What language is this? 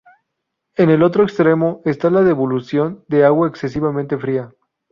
Spanish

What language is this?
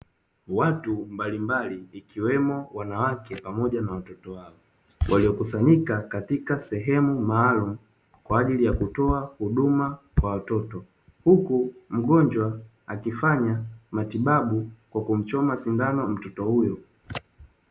Swahili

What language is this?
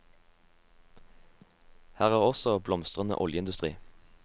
Norwegian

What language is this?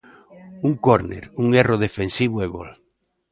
Galician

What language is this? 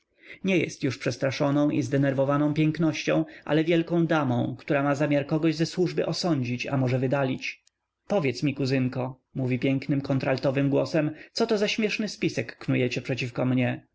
Polish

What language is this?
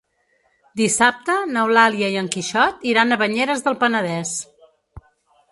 Catalan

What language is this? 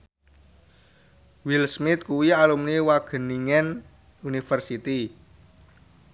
Javanese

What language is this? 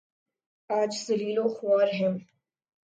Urdu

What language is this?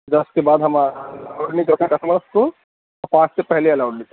Urdu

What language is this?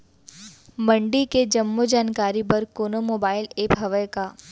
Chhattisgarhi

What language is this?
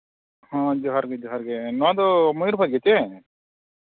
Santali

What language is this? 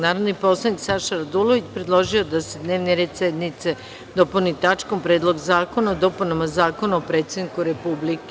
Serbian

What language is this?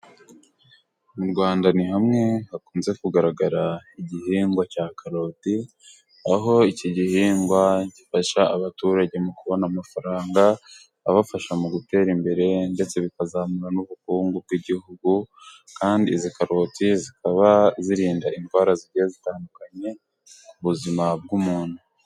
Kinyarwanda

